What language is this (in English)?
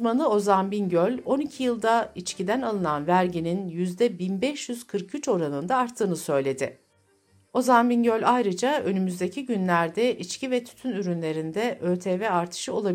Turkish